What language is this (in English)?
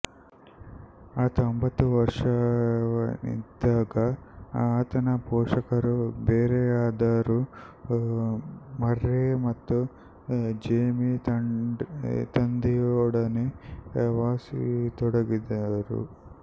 Kannada